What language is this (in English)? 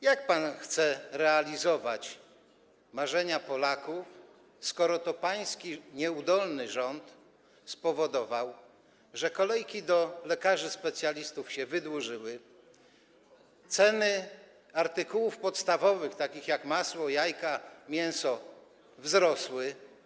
Polish